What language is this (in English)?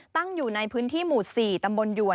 Thai